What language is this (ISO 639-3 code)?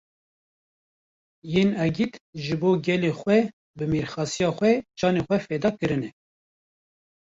kur